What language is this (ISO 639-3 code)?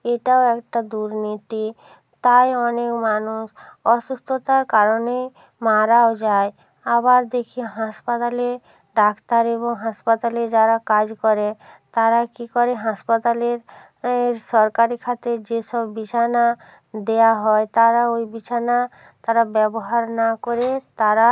ben